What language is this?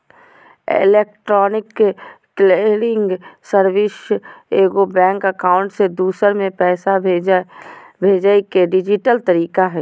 Magahi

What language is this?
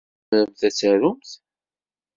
Kabyle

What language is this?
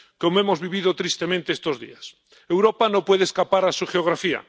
Spanish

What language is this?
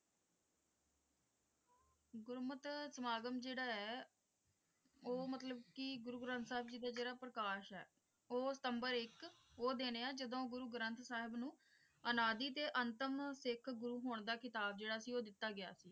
Punjabi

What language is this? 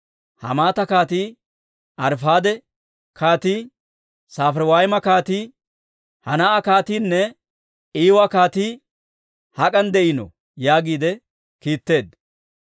Dawro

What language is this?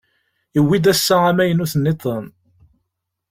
Kabyle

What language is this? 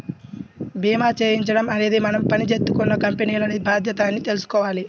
Telugu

